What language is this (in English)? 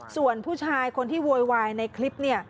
Thai